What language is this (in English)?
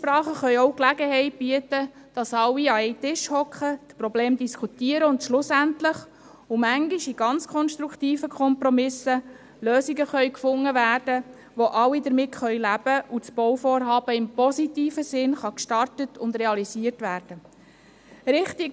Swiss German